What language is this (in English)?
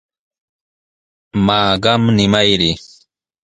Sihuas Ancash Quechua